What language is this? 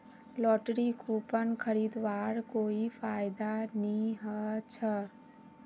Magahi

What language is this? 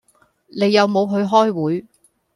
Cantonese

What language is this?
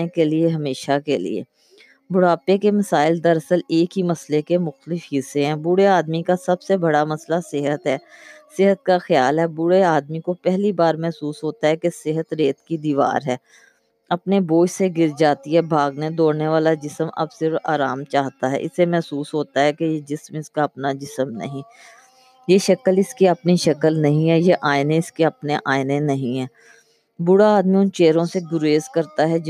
Urdu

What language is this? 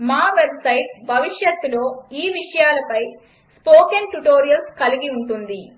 Telugu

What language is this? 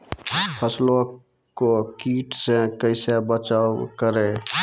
Maithili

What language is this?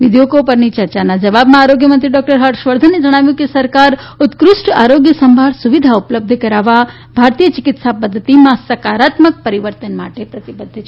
Gujarati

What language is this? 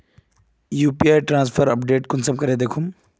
Magahi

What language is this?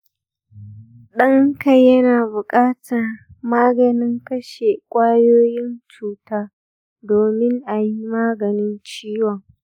Hausa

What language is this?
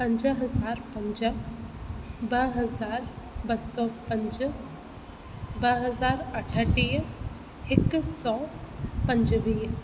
Sindhi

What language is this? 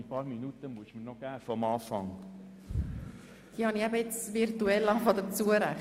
Swiss German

